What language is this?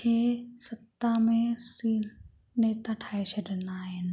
Sindhi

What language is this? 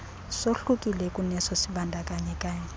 Xhosa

